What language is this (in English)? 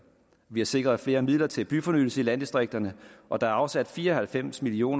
Danish